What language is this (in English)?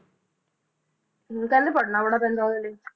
Punjabi